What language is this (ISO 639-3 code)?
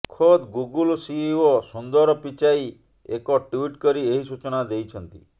ori